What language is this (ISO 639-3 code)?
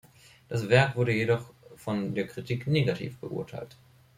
deu